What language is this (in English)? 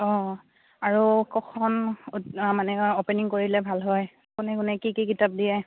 Assamese